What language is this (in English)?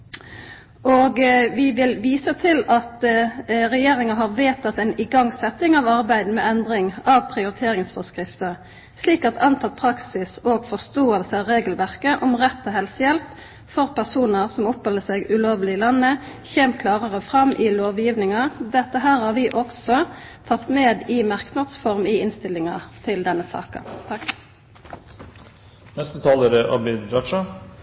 Norwegian Nynorsk